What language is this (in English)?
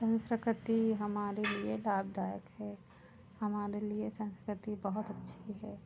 Hindi